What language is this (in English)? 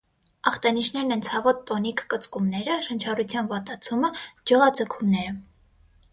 Armenian